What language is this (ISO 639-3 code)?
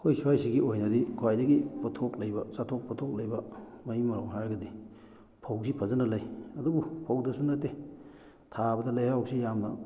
mni